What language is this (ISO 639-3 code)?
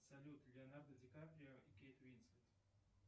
rus